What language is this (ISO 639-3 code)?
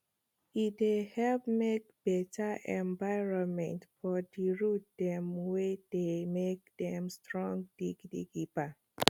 pcm